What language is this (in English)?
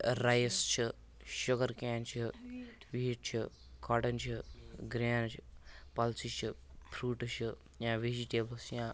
Kashmiri